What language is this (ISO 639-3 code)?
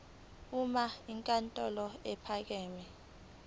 zul